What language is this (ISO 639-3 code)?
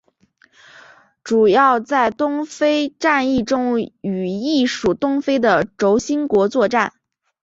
zho